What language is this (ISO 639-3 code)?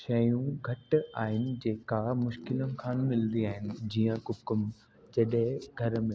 snd